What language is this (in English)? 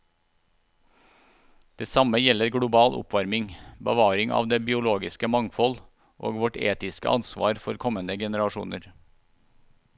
Norwegian